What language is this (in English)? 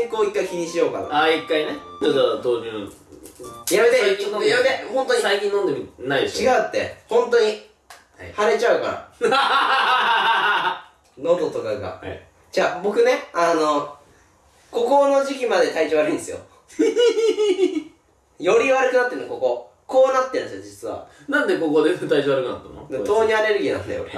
Japanese